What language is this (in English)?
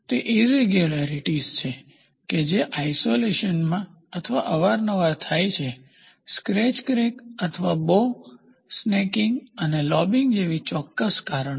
Gujarati